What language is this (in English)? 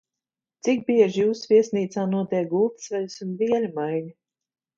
Latvian